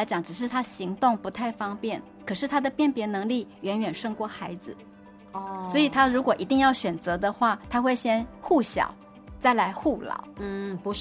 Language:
Chinese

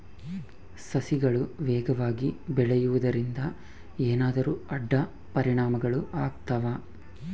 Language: Kannada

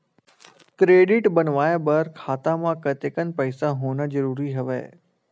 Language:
Chhattisgarhi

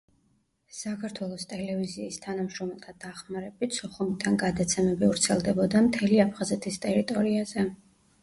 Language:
Georgian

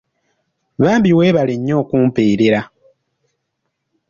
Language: Ganda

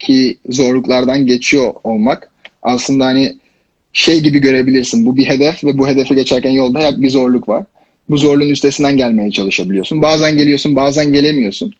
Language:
Turkish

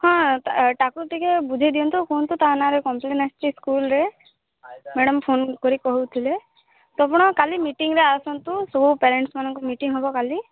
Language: Odia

